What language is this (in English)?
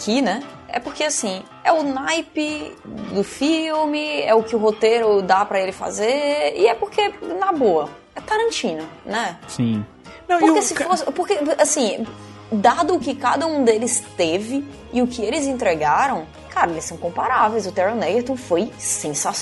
Portuguese